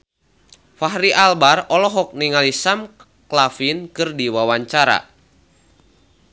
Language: Sundanese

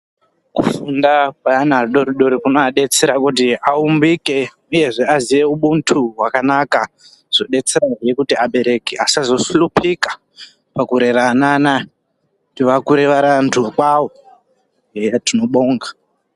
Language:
Ndau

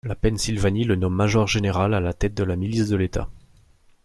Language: French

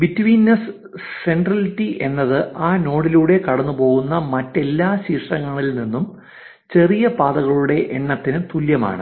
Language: Malayalam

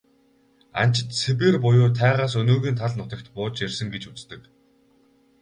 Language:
Mongolian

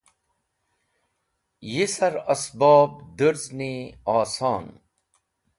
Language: Wakhi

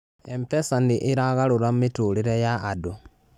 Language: Kikuyu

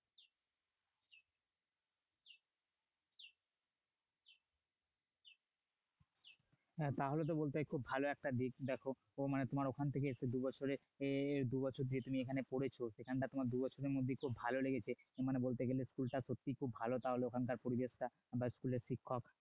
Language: Bangla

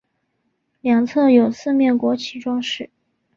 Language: Chinese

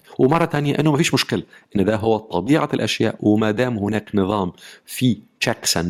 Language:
Arabic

